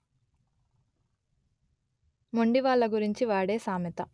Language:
Telugu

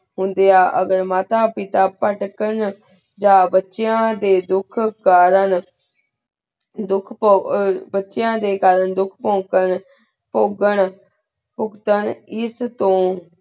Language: Punjabi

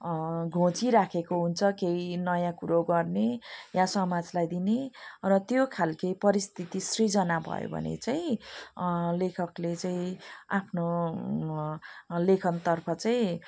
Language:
Nepali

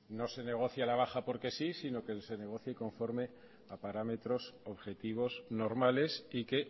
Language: Spanish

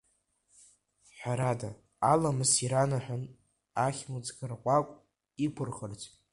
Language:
Abkhazian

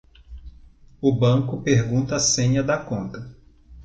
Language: Portuguese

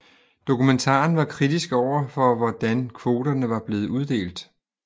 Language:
Danish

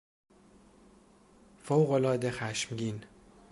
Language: Persian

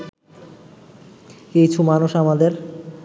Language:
Bangla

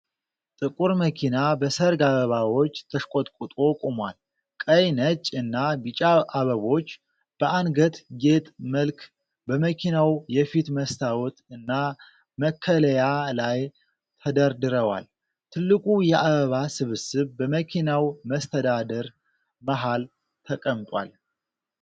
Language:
Amharic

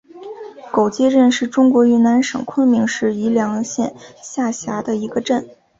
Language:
Chinese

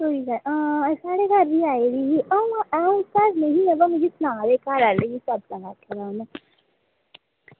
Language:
Dogri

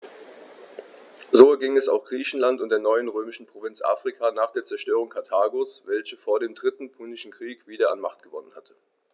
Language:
German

